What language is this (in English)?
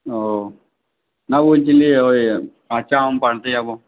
Bangla